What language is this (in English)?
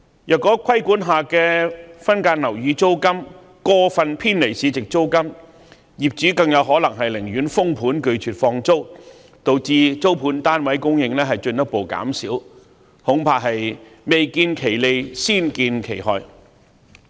Cantonese